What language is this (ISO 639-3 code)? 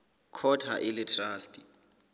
sot